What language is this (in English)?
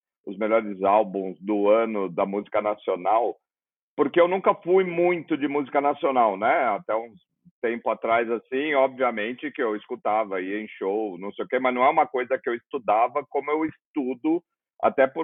Portuguese